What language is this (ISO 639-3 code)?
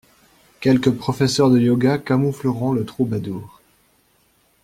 fra